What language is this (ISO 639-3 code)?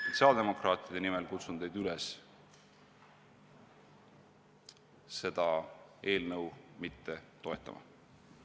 est